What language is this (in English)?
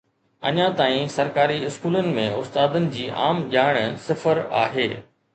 Sindhi